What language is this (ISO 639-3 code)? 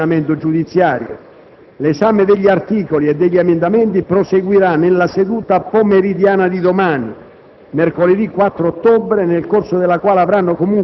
ita